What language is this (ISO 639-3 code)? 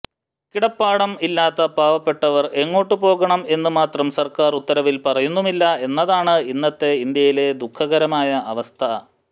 mal